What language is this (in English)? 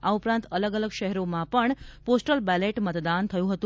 Gujarati